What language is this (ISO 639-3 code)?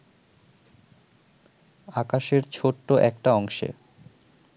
ben